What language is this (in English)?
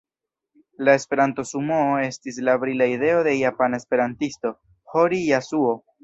Esperanto